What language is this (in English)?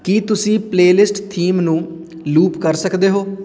Punjabi